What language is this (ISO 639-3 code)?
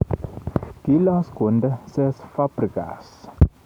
kln